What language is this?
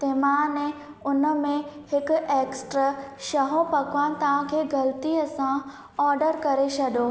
Sindhi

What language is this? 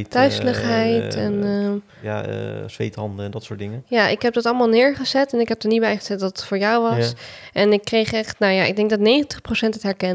Dutch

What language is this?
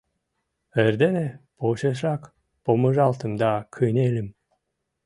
Mari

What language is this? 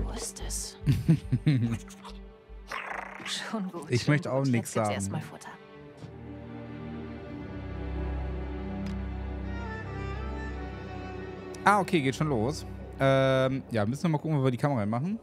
German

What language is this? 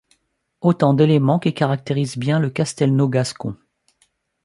French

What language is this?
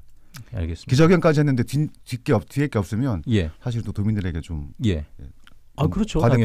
Korean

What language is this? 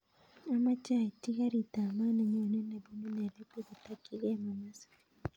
Kalenjin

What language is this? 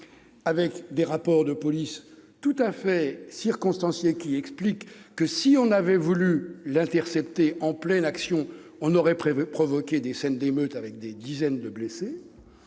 French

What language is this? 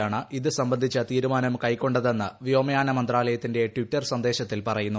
Malayalam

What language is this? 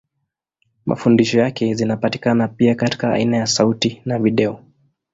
Swahili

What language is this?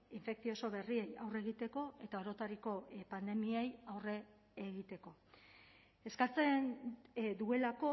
Basque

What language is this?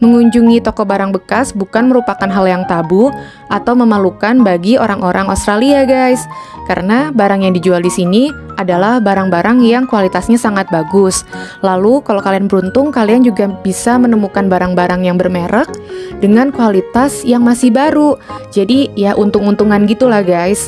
Indonesian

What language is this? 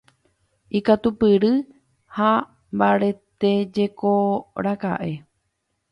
Guarani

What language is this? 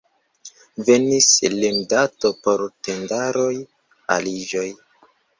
Esperanto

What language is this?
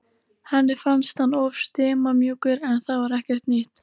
Icelandic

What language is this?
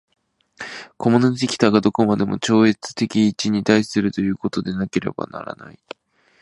Japanese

